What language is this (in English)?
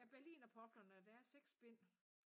Danish